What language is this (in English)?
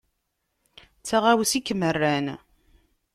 Kabyle